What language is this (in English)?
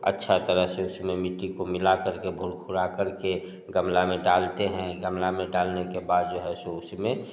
Hindi